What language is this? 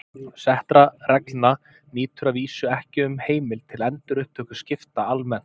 Icelandic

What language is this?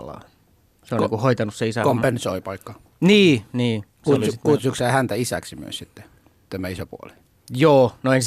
Finnish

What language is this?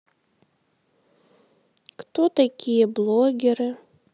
Russian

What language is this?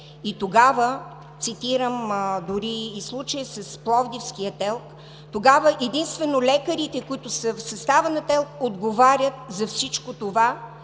Bulgarian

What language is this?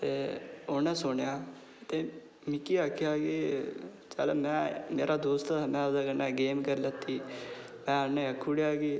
Dogri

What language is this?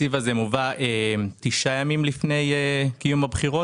Hebrew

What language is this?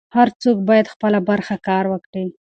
Pashto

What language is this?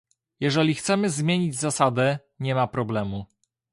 Polish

